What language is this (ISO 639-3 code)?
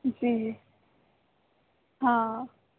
snd